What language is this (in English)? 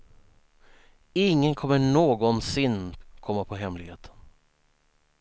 Swedish